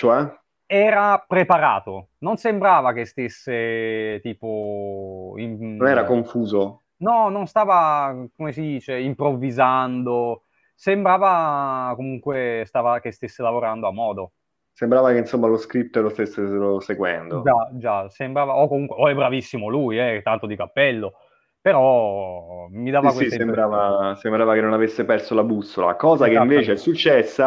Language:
Italian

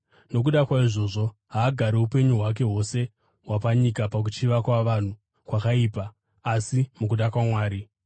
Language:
Shona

